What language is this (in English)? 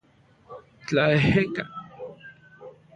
Central Puebla Nahuatl